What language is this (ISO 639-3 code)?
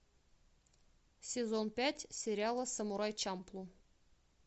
rus